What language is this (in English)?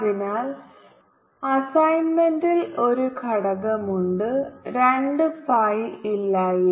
Malayalam